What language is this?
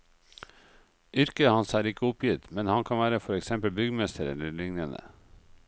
Norwegian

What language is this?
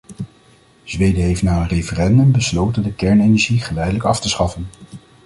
Dutch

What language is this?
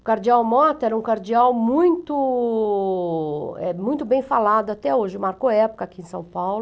Portuguese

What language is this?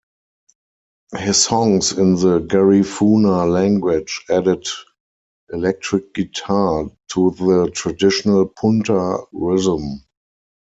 English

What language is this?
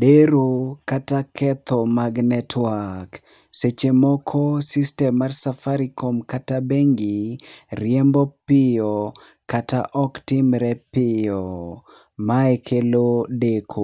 Luo (Kenya and Tanzania)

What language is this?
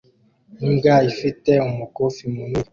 Kinyarwanda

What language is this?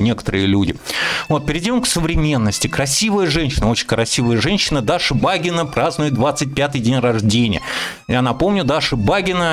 Russian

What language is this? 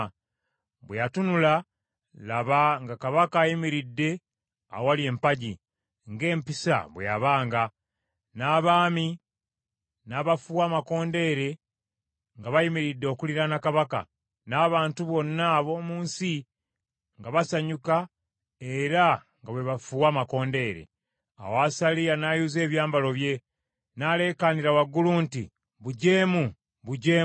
Ganda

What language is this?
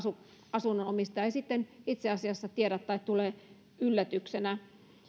Finnish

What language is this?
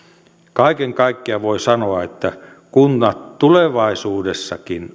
Finnish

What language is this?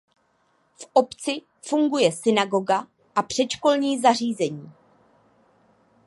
Czech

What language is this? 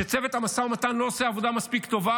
Hebrew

